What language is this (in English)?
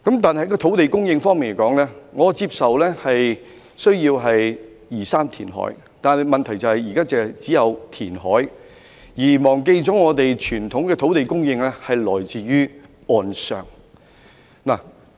Cantonese